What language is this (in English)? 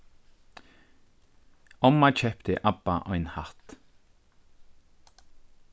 Faroese